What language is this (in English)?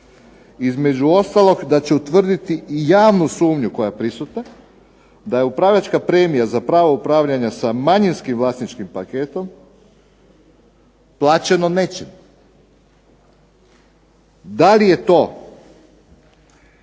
Croatian